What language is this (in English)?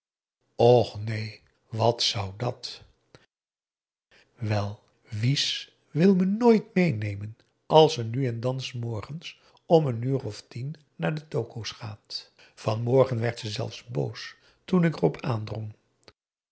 Dutch